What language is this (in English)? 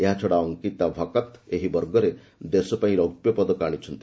Odia